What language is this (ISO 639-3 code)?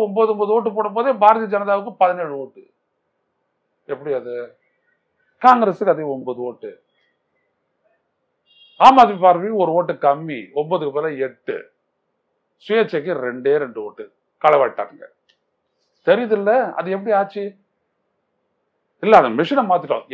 tam